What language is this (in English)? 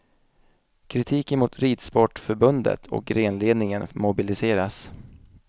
Swedish